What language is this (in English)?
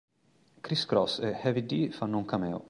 Italian